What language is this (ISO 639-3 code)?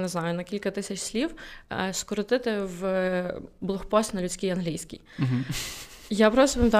ukr